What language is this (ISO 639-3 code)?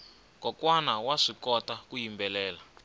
tso